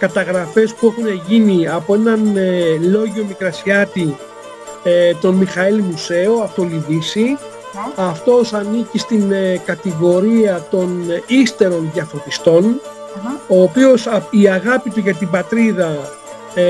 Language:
Greek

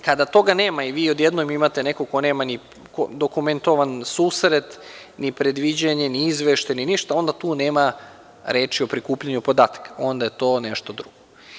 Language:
Serbian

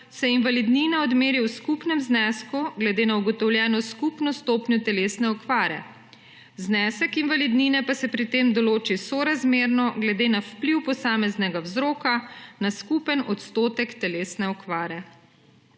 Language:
Slovenian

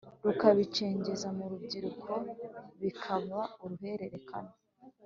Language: Kinyarwanda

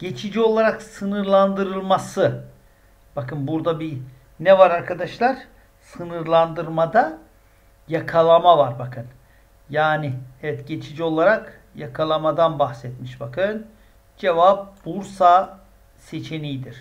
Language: Turkish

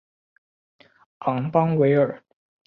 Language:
Chinese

